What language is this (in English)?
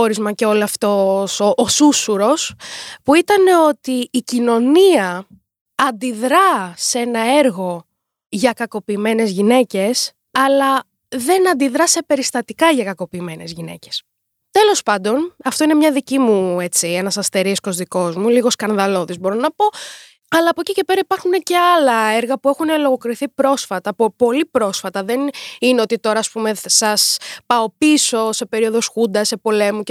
Greek